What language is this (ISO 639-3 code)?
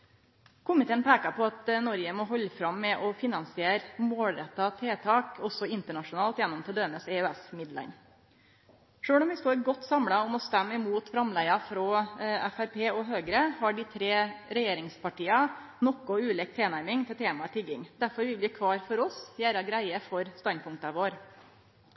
nno